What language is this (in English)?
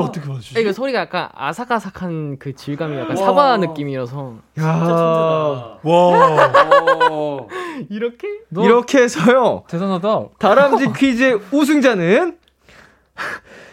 Korean